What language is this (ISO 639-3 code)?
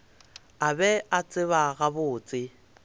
nso